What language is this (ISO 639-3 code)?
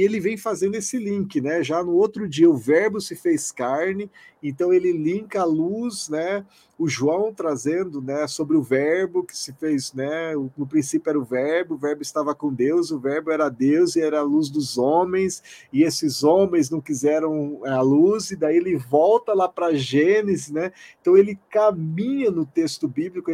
por